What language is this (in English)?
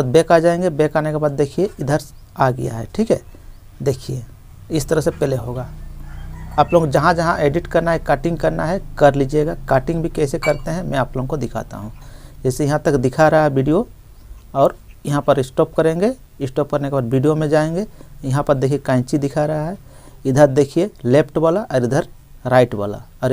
Hindi